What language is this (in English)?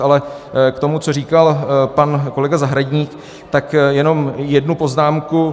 Czech